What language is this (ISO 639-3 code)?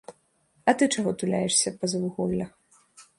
bel